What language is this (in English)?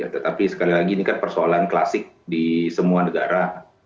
Indonesian